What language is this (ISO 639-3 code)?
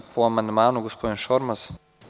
srp